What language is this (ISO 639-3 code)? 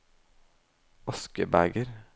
nor